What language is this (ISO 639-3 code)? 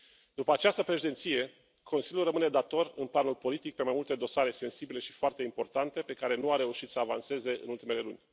ron